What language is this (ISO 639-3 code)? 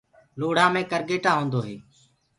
ggg